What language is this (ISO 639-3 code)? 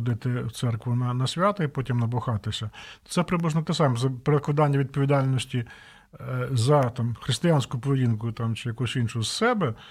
ukr